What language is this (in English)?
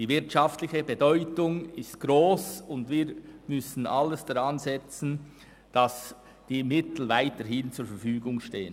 Swiss German